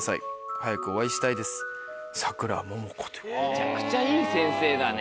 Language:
Japanese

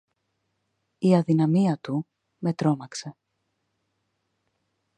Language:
Greek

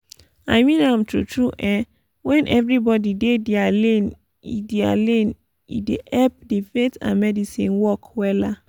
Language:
Nigerian Pidgin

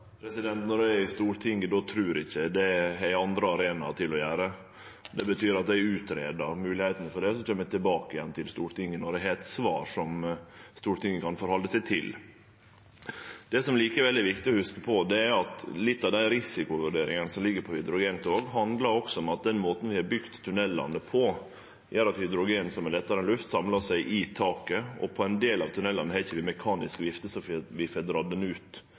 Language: Norwegian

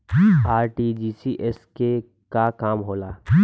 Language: Bhojpuri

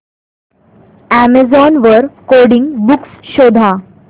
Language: Marathi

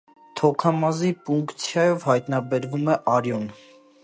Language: Armenian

